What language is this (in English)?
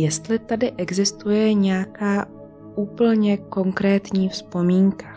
Czech